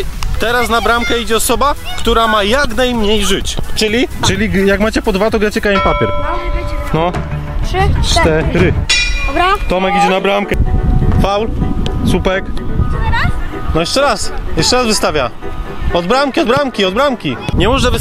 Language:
Polish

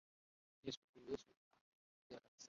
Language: Swahili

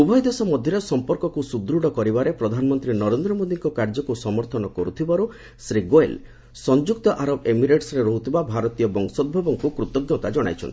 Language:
Odia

